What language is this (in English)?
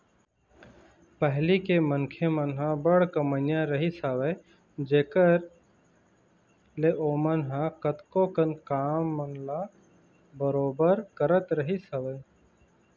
Chhattisgarhi